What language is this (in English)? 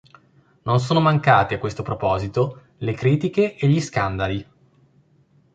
Italian